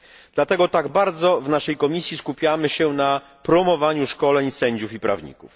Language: Polish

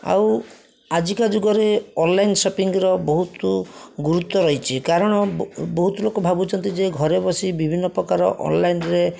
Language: Odia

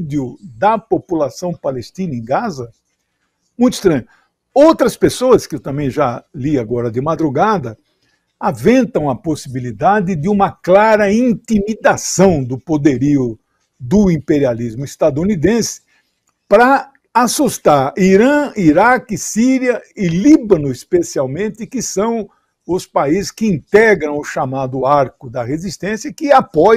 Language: Portuguese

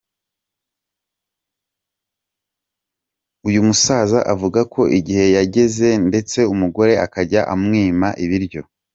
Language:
Kinyarwanda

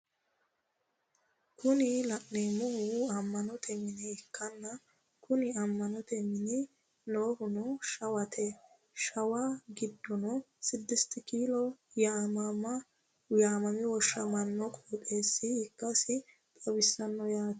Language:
Sidamo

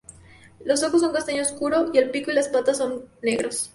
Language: Spanish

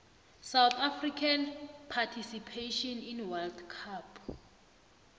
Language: South Ndebele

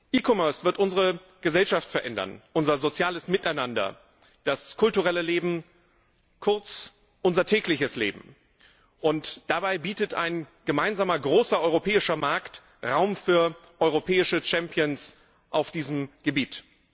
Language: German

